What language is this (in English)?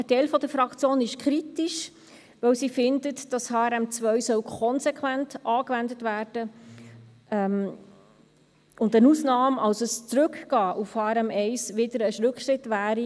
Swiss German